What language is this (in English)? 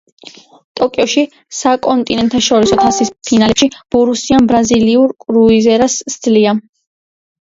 Georgian